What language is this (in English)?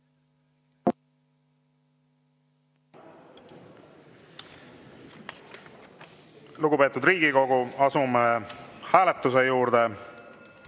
Estonian